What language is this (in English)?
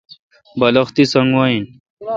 Kalkoti